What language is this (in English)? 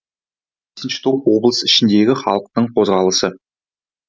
Kazakh